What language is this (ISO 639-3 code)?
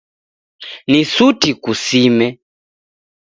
dav